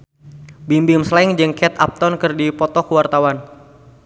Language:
Sundanese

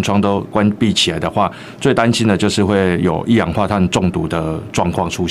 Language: Chinese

